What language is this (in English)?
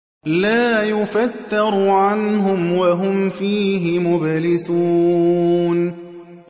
Arabic